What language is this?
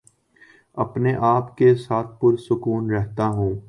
Urdu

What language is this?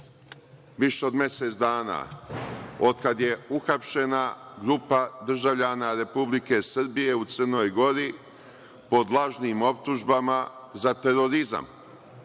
Serbian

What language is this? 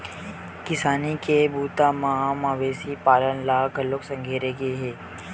Chhattisgarhi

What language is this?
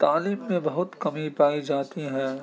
Urdu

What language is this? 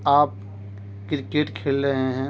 Urdu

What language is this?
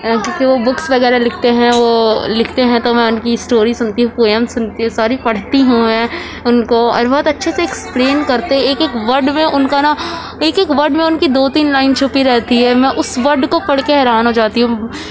Urdu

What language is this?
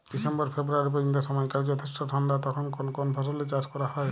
Bangla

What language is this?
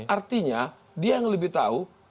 Indonesian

